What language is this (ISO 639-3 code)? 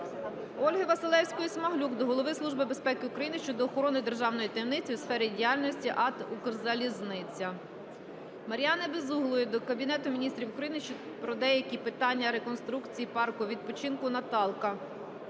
ukr